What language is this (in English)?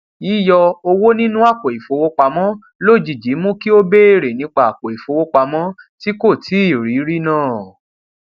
Yoruba